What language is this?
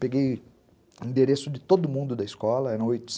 Portuguese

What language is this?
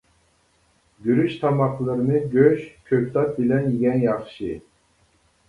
Uyghur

